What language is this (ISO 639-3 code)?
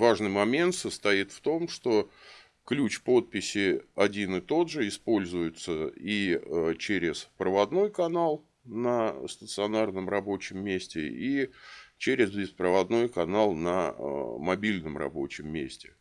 rus